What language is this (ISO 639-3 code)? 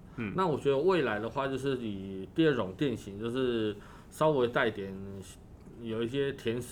zho